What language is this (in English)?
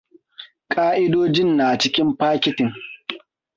Hausa